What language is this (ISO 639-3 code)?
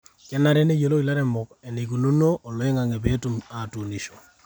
mas